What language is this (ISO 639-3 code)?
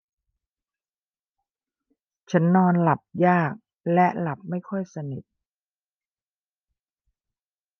tha